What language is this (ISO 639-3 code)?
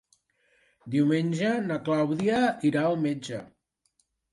cat